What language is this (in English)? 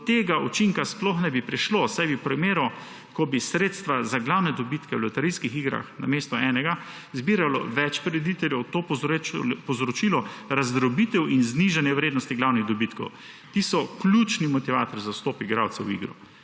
Slovenian